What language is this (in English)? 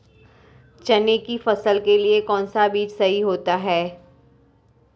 Hindi